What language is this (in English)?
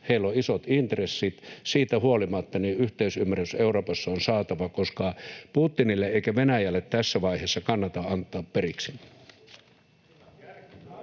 Finnish